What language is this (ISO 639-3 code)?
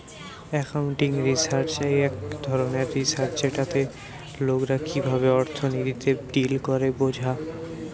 ben